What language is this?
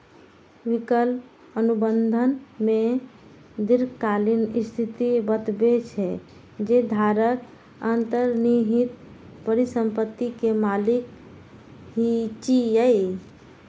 Maithili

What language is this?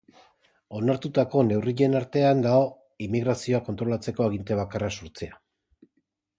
Basque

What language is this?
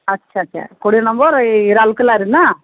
Odia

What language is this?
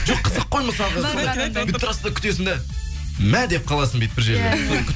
Kazakh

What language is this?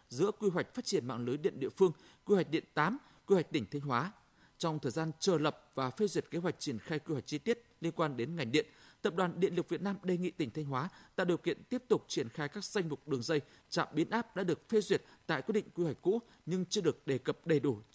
Vietnamese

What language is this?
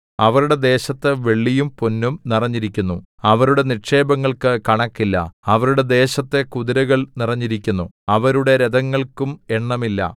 Malayalam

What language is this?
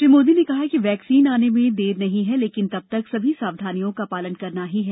Hindi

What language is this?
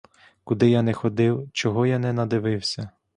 Ukrainian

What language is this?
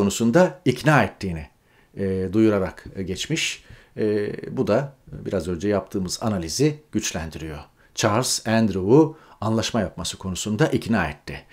Turkish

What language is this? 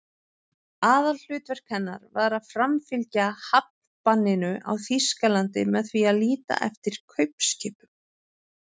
Icelandic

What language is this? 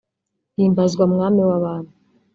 Kinyarwanda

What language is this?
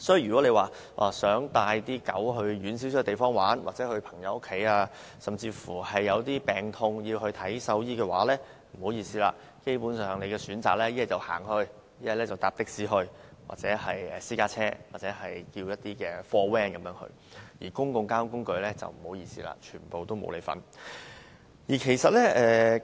Cantonese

